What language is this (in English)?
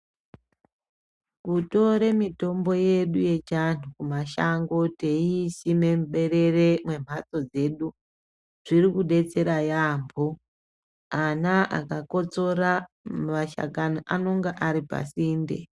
Ndau